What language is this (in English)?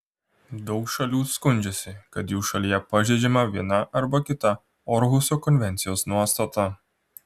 Lithuanian